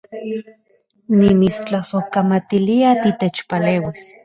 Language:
Central Puebla Nahuatl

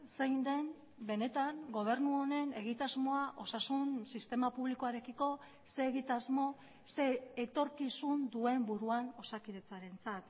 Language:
Basque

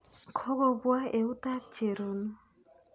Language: Kalenjin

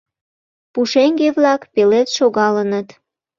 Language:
Mari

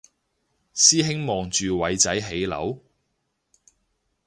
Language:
Cantonese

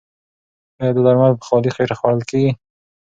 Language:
Pashto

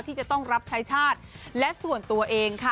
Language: Thai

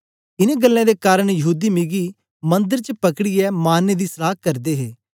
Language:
Dogri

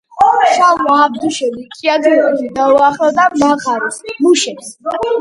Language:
Georgian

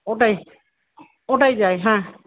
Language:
Bangla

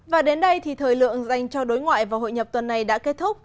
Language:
Vietnamese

